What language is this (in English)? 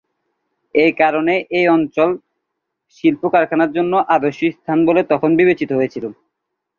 Bangla